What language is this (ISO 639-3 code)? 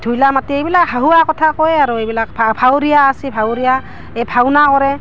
asm